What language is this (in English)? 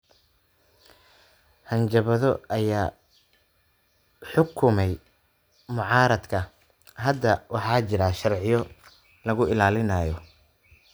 Somali